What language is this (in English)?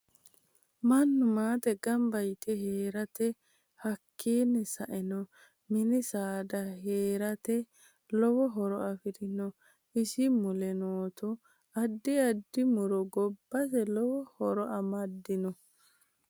Sidamo